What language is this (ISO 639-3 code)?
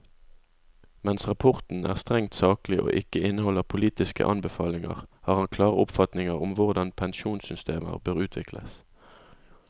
nor